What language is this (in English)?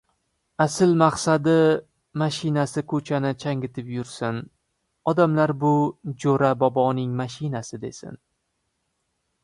Uzbek